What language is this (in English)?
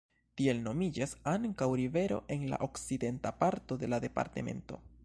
Esperanto